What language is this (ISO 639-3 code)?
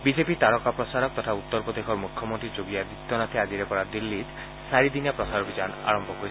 asm